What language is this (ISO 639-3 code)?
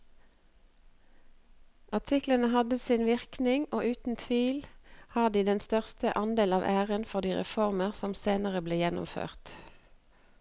nor